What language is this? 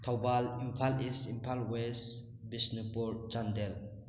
Manipuri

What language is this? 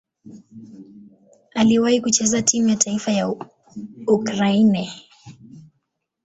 Swahili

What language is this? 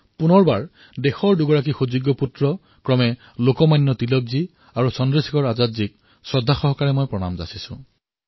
Assamese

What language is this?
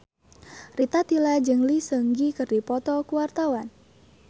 Sundanese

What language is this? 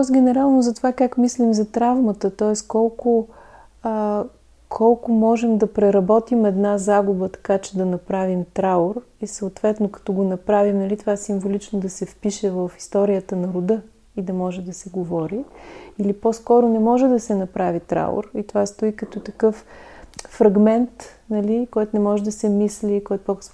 Bulgarian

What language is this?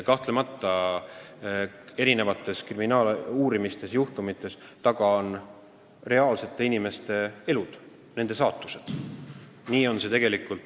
Estonian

